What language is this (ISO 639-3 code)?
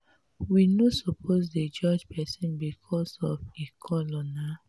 pcm